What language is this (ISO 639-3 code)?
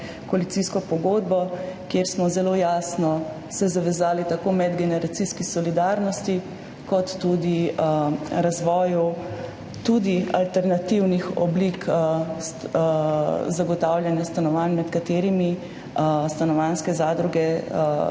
slv